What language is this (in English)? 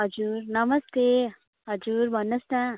Nepali